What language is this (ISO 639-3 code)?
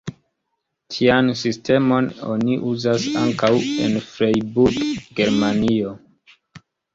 epo